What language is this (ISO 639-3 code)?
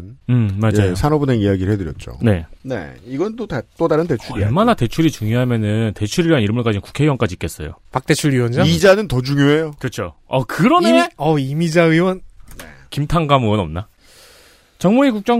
kor